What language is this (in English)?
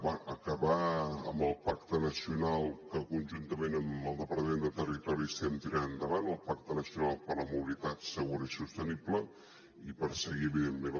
Catalan